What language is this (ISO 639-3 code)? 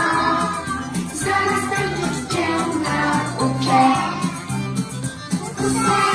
pol